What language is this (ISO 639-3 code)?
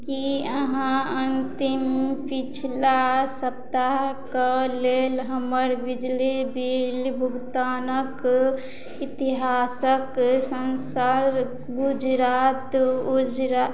mai